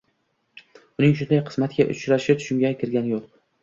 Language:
Uzbek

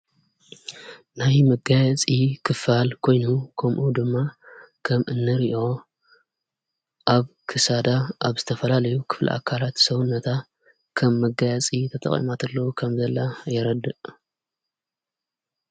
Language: Tigrinya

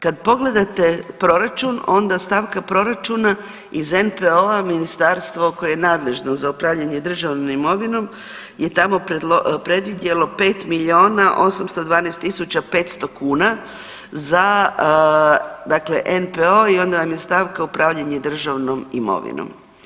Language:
Croatian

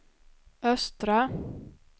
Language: Swedish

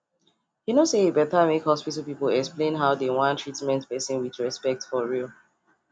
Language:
Nigerian Pidgin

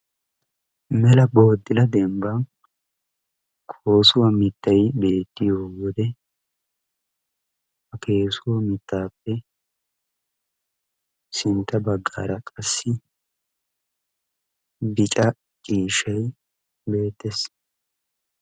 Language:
Wolaytta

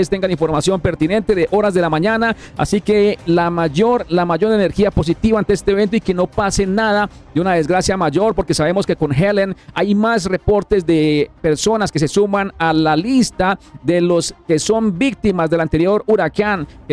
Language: Spanish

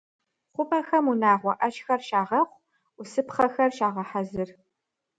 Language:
Kabardian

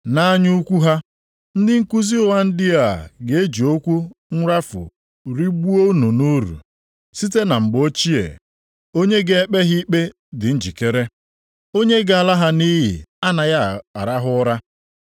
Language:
Igbo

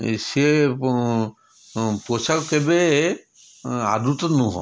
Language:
Odia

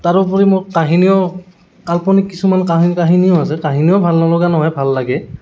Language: Assamese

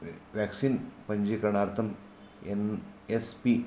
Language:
Sanskrit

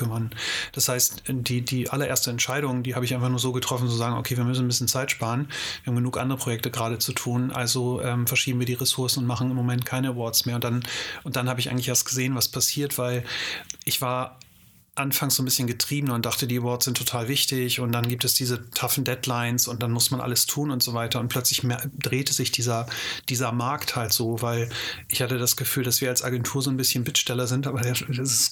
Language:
German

